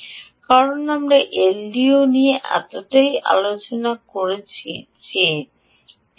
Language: Bangla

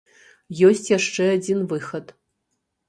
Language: Belarusian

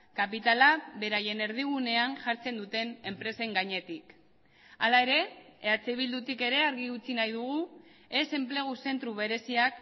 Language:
Basque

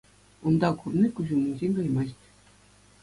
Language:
Chuvash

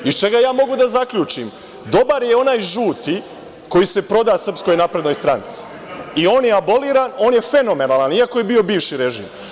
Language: Serbian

